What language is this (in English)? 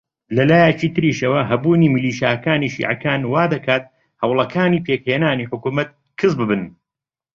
Central Kurdish